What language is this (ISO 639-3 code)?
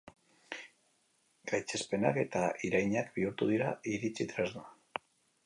eus